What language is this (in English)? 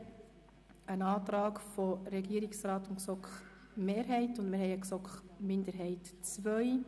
Swiss German